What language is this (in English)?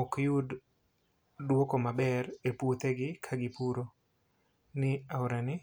Luo (Kenya and Tanzania)